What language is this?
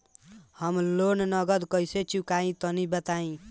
Bhojpuri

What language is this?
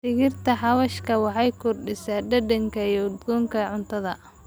Somali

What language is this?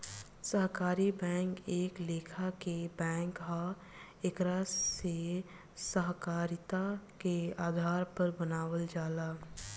Bhojpuri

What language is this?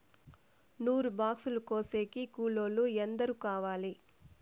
Telugu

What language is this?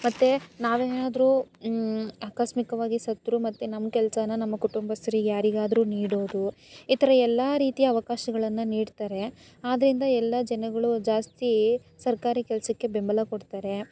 Kannada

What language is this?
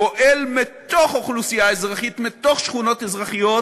Hebrew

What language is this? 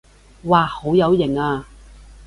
Cantonese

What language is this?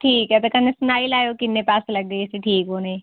Dogri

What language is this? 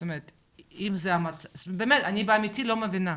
Hebrew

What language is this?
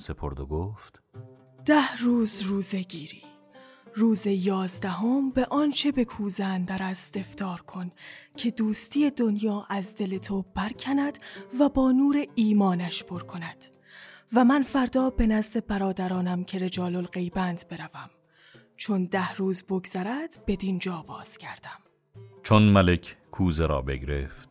Persian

